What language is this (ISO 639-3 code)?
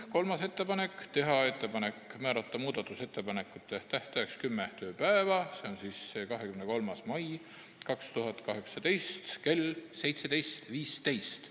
est